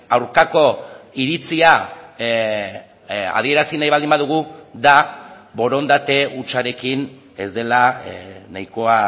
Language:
Basque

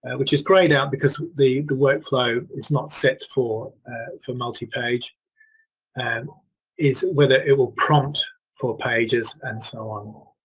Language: English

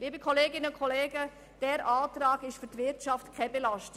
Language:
Swiss German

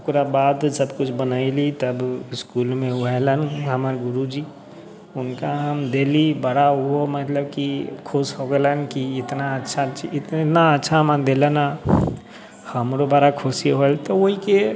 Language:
Maithili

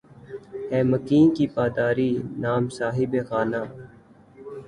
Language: Urdu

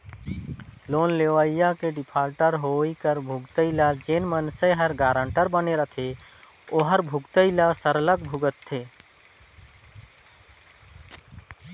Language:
Chhattisgarhi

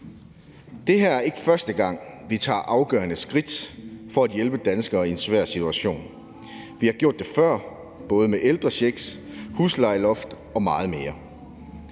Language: Danish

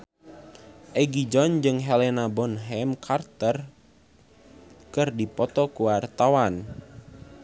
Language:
Sundanese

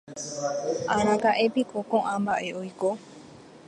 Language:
Guarani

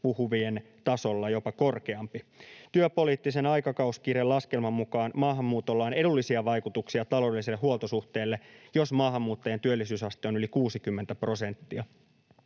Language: Finnish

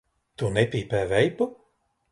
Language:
Latvian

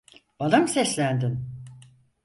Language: Turkish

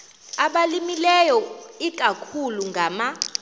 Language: Xhosa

